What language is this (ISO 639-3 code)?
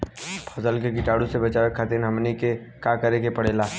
bho